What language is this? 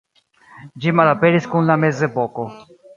Esperanto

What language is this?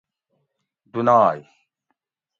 Gawri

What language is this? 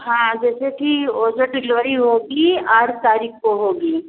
Hindi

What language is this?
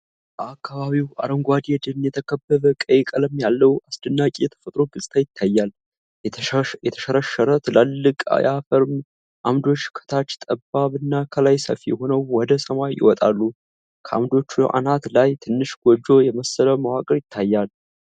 Amharic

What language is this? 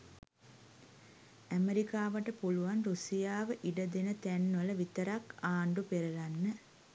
Sinhala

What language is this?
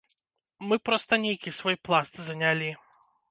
Belarusian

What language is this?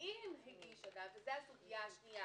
Hebrew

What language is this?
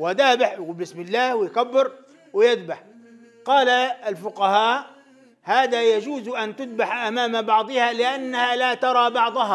Arabic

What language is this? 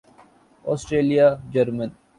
Urdu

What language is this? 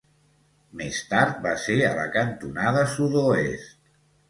Catalan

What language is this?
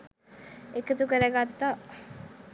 Sinhala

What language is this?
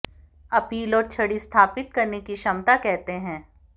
Hindi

